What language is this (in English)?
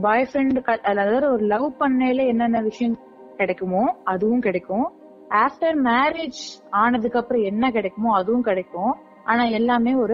Tamil